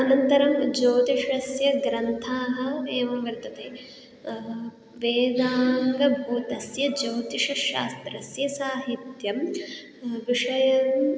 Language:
Sanskrit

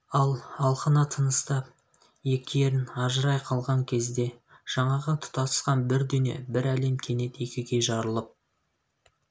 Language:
Kazakh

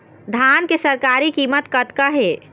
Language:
Chhattisgarhi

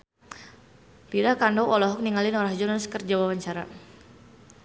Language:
Sundanese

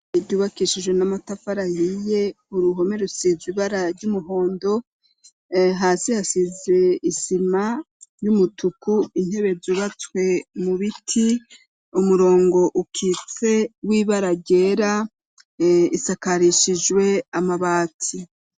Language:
Rundi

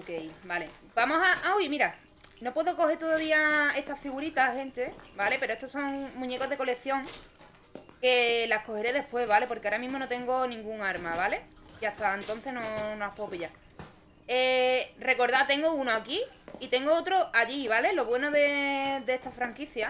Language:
Spanish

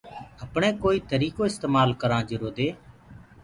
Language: Gurgula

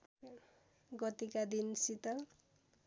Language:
Nepali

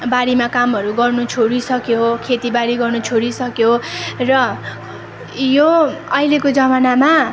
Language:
Nepali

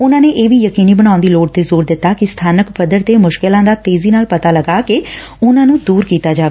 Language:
Punjabi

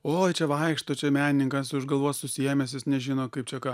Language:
Lithuanian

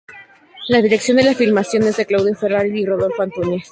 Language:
Spanish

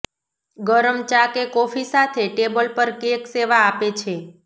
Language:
Gujarati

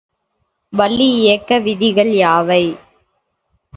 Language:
Tamil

